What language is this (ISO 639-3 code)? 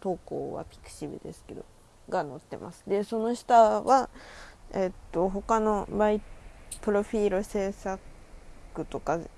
jpn